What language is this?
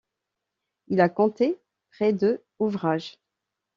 French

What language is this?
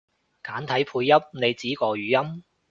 Cantonese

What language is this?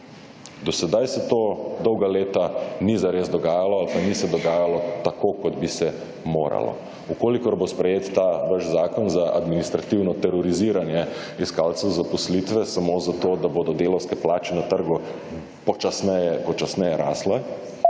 Slovenian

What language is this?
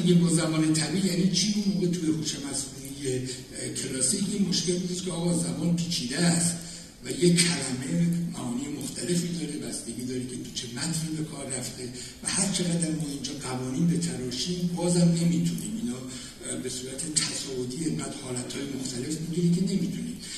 Persian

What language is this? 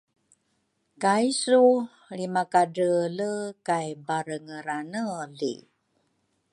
Rukai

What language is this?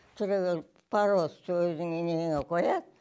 Kazakh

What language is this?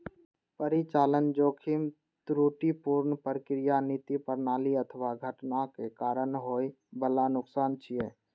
Maithili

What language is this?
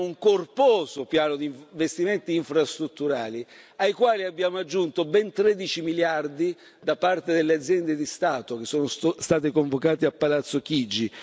Italian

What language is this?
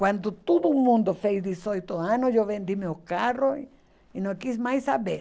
Portuguese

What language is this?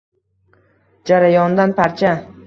Uzbek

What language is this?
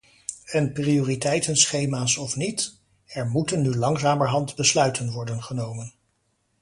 Dutch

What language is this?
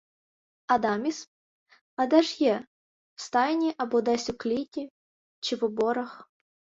Ukrainian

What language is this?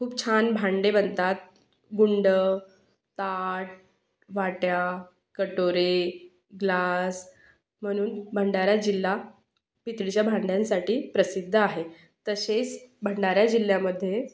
Marathi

